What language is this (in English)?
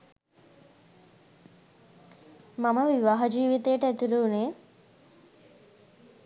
Sinhala